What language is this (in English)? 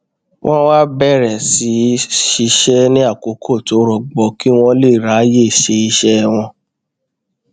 Yoruba